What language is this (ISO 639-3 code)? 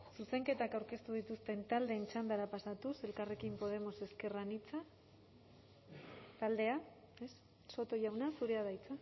eus